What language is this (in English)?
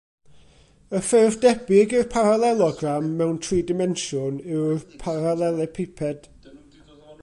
Welsh